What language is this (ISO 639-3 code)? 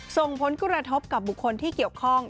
tha